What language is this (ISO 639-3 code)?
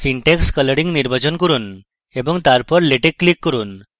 ben